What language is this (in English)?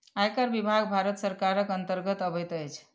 Maithili